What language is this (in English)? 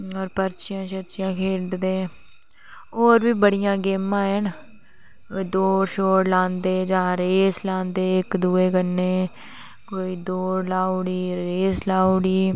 Dogri